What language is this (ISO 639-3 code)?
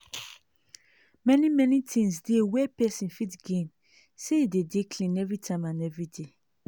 pcm